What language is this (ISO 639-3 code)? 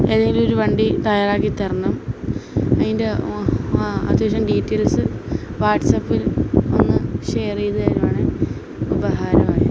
mal